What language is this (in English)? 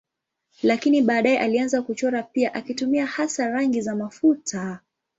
Swahili